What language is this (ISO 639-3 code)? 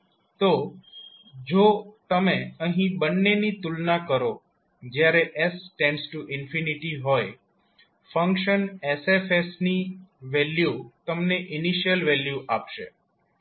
guj